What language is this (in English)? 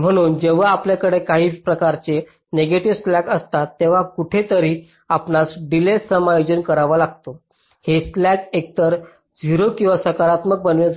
Marathi